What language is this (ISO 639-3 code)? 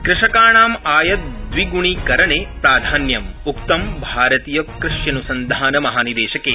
san